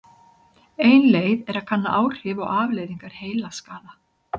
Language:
Icelandic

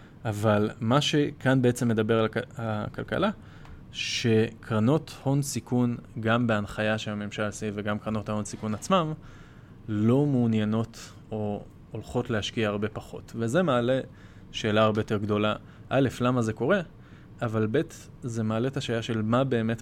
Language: Hebrew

